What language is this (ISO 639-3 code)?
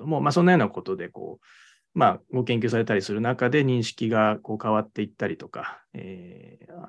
jpn